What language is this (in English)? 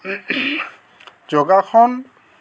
Assamese